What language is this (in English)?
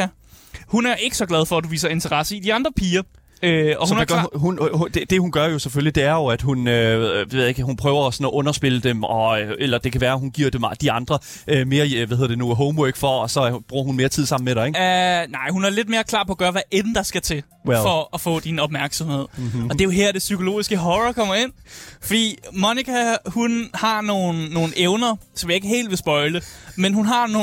Danish